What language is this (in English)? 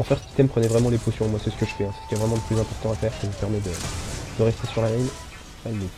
French